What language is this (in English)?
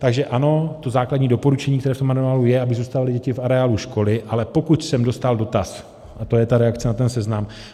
Czech